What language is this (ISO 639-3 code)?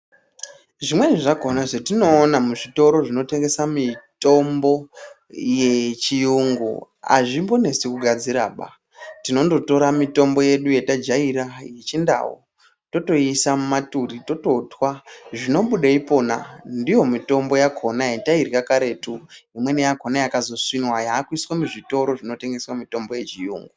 ndc